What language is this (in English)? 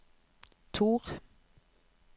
Norwegian